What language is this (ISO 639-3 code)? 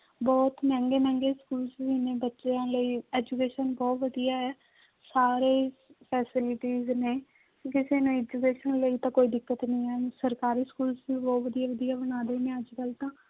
pan